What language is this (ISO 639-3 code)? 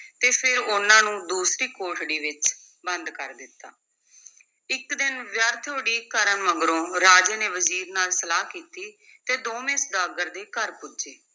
pan